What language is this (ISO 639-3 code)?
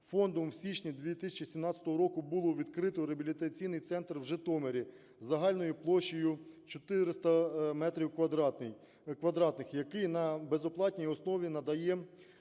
ukr